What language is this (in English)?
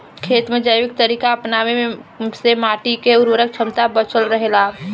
Bhojpuri